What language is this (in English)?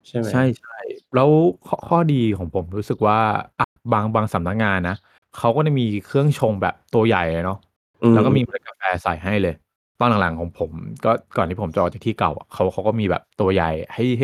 Thai